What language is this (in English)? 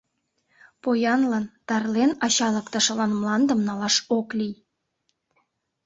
Mari